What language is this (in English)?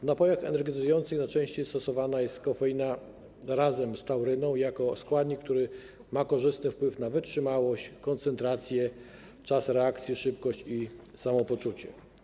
Polish